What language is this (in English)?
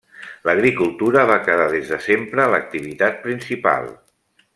Catalan